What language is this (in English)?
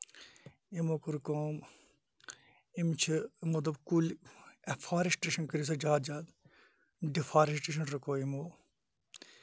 Kashmiri